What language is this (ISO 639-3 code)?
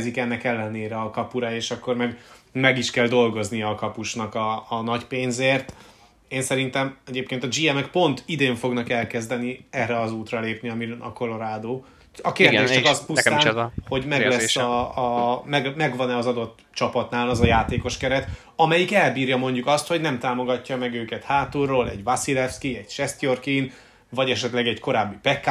hun